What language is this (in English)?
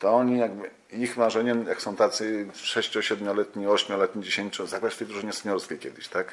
Polish